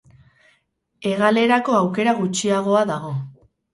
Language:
Basque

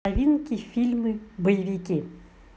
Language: Russian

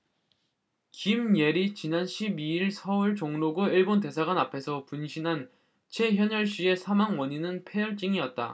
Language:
Korean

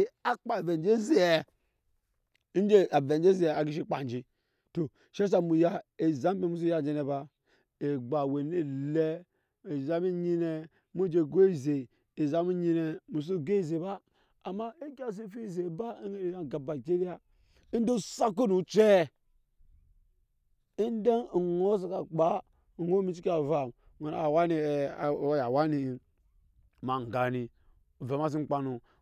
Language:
Nyankpa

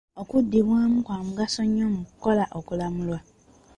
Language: Ganda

